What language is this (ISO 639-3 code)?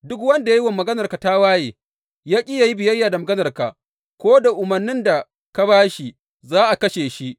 hau